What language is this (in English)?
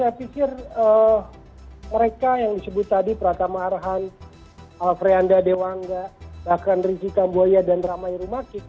Indonesian